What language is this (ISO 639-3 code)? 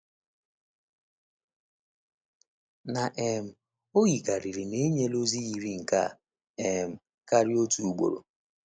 ibo